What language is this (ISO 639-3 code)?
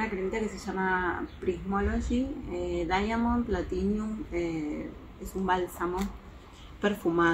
spa